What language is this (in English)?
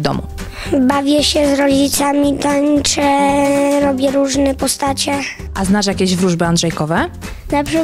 Polish